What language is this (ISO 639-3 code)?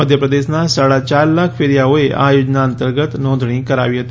guj